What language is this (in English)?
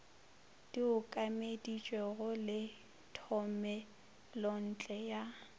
Northern Sotho